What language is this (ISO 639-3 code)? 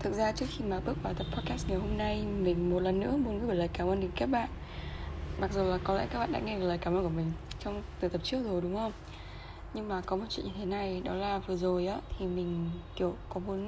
vie